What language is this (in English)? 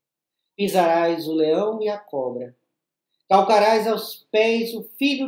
Portuguese